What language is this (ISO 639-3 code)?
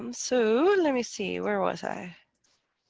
eng